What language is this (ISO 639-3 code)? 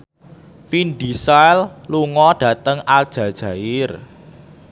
jav